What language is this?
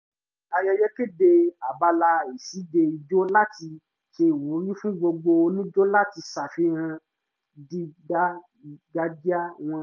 Yoruba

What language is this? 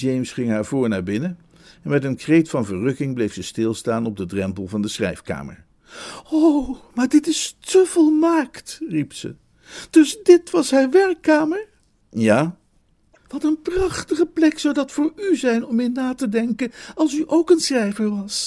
Dutch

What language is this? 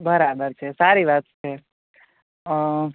Gujarati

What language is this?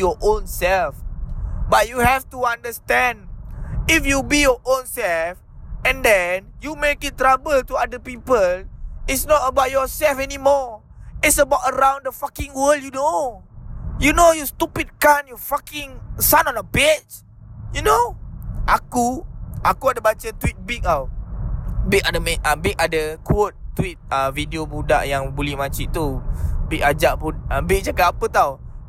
Malay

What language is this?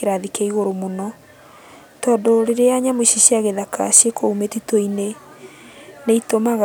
Kikuyu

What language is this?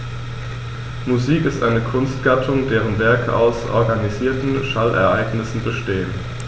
German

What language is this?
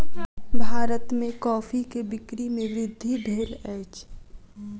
Maithili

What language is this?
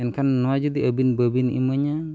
Santali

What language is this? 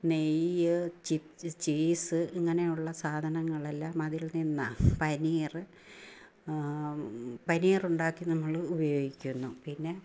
Malayalam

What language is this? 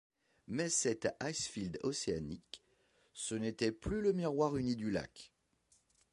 French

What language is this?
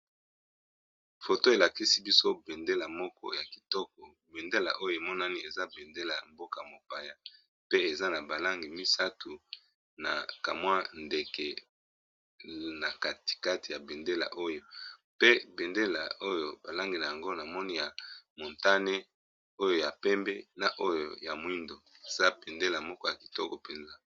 Lingala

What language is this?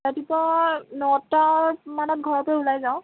Assamese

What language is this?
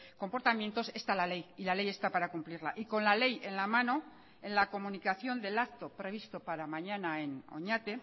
Spanish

